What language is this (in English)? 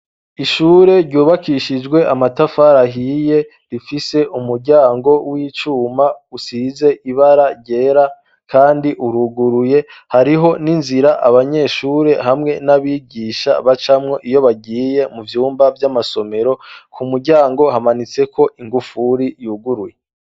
Rundi